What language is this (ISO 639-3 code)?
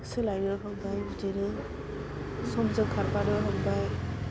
brx